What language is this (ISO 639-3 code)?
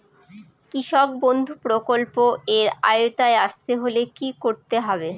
ben